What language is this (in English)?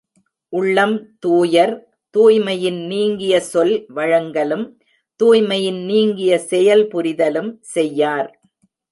Tamil